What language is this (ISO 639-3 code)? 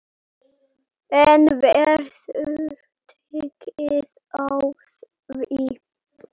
isl